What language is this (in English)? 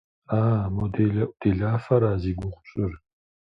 Kabardian